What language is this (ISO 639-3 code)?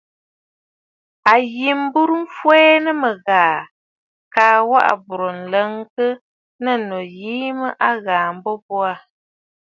bfd